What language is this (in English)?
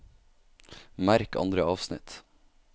Norwegian